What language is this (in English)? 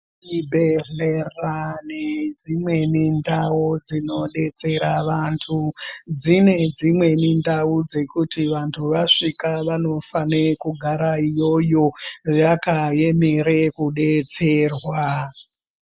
Ndau